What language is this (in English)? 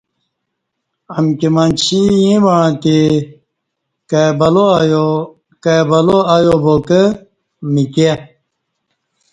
Kati